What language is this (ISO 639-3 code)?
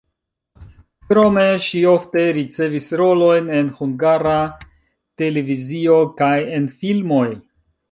epo